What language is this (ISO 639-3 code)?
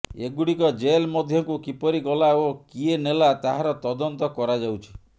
ori